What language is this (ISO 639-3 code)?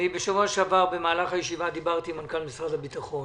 heb